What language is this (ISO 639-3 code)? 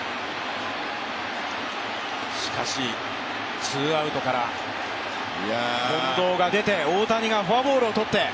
jpn